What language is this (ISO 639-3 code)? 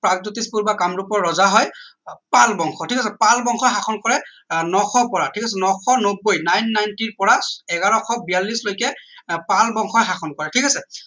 asm